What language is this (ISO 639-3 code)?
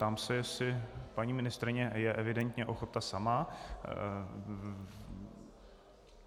ces